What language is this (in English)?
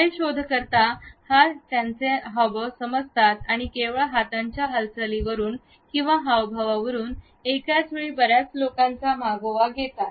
Marathi